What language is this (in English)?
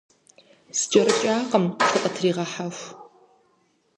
Kabardian